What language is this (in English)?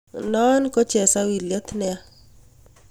Kalenjin